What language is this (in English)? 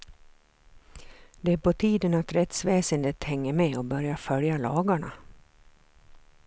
Swedish